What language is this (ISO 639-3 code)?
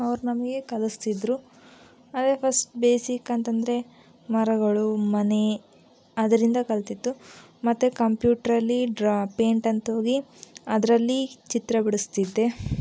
kan